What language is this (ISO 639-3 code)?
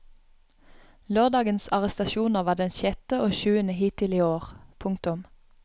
nor